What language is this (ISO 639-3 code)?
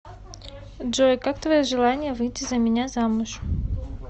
rus